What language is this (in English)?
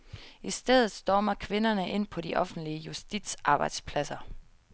Danish